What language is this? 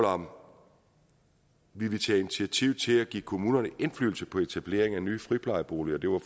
Danish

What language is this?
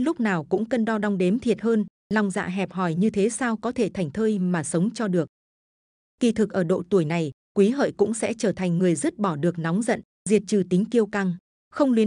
Vietnamese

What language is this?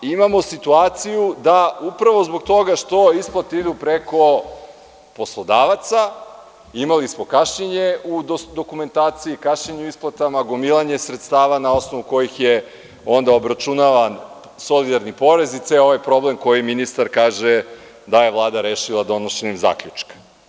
Serbian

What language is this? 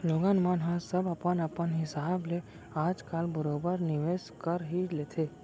Chhattisgarhi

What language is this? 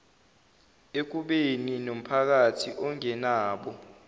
Zulu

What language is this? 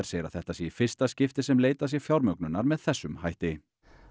Icelandic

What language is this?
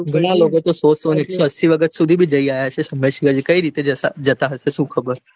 Gujarati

